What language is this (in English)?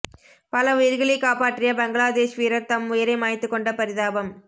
Tamil